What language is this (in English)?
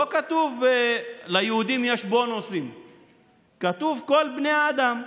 Hebrew